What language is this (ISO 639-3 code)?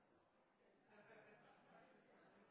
nob